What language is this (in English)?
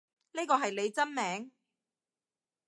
Cantonese